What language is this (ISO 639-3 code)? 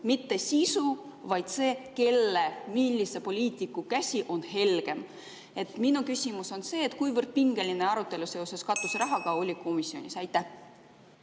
est